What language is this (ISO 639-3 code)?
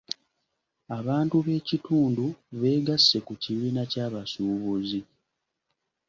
lug